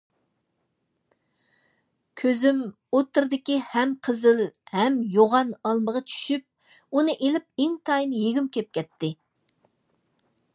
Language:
Uyghur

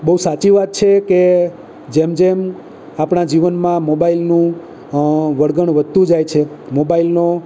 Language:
Gujarati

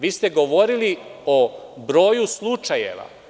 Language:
Serbian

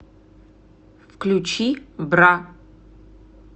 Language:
Russian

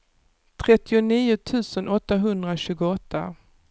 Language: Swedish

